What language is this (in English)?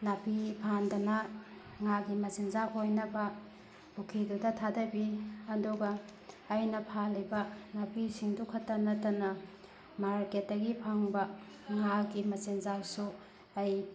Manipuri